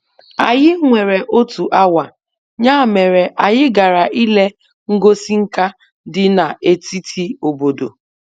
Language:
Igbo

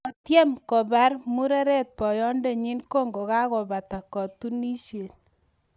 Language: Kalenjin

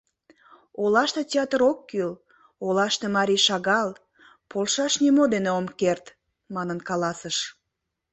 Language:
Mari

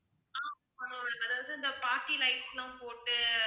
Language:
Tamil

